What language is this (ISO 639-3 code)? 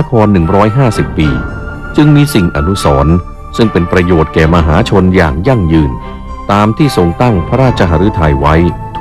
tha